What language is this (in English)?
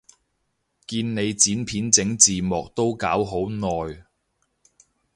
Cantonese